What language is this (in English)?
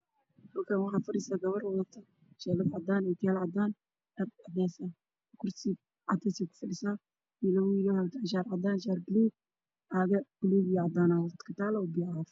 Somali